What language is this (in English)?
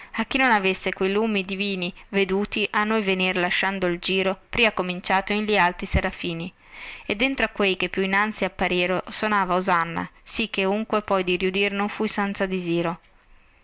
Italian